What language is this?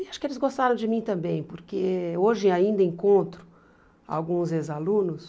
Portuguese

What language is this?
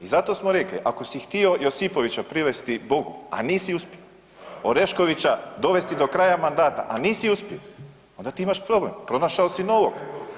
Croatian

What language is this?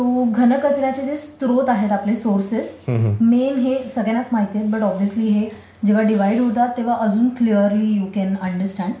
Marathi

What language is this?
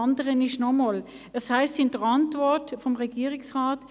Swiss German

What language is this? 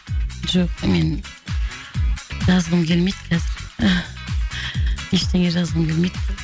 Kazakh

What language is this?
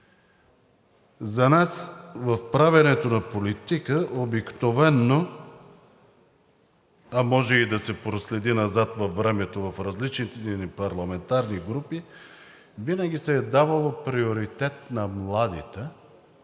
Bulgarian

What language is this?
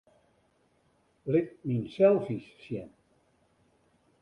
Western Frisian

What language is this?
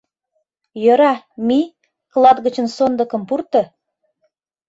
Mari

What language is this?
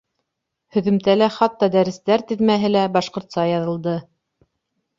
Bashkir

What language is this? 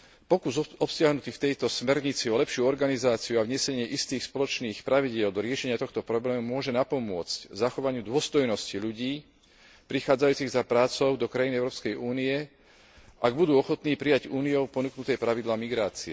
Slovak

